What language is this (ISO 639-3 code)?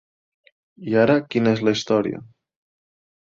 cat